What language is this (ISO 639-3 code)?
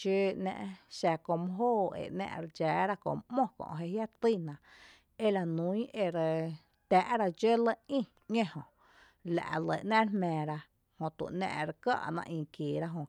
cte